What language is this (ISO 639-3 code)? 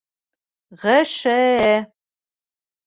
bak